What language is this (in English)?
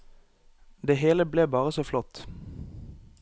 Norwegian